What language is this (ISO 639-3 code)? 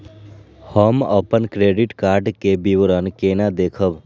mai